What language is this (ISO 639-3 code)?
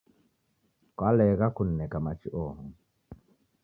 dav